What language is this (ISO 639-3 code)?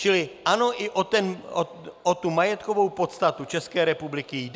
ces